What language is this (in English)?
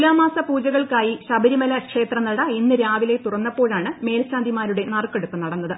Malayalam